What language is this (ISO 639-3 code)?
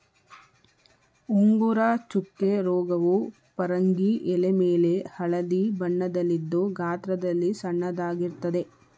kan